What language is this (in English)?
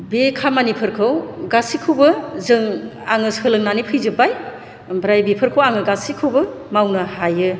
Bodo